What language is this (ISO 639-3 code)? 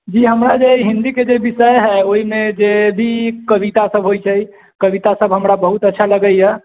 mai